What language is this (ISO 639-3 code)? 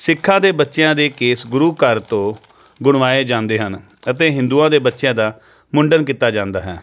pan